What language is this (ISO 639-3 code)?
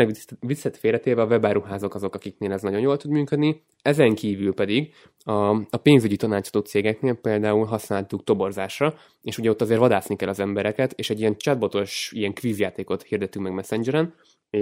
hun